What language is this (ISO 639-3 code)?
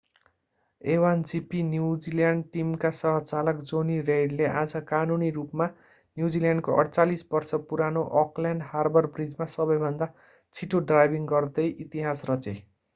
nep